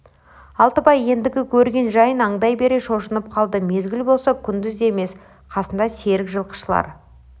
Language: Kazakh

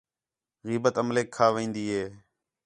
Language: Khetrani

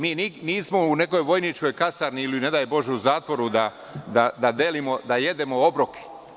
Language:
Serbian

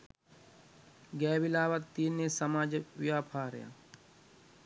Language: Sinhala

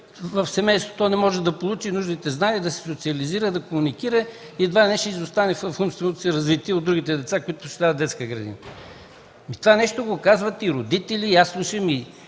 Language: Bulgarian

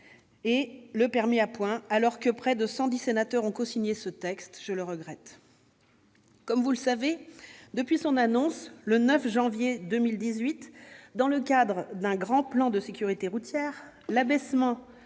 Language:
French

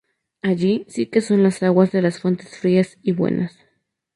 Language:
Spanish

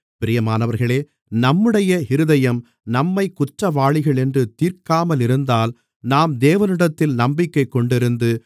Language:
Tamil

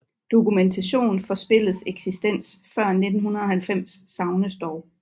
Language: Danish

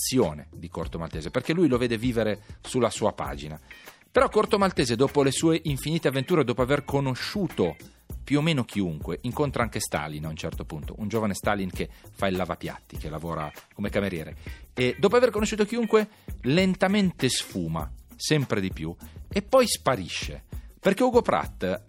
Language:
Italian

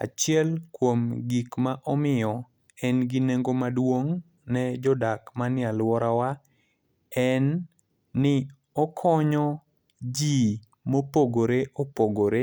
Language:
Luo (Kenya and Tanzania)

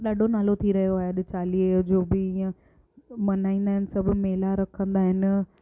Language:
Sindhi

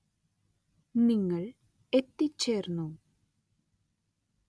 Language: Malayalam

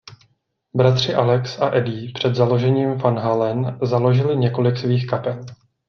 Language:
Czech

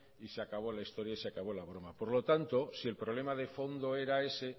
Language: Spanish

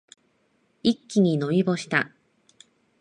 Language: Japanese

